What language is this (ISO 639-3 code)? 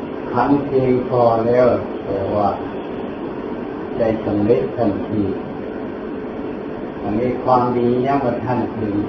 tha